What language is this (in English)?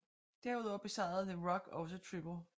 Danish